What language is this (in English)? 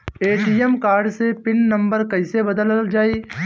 Bhojpuri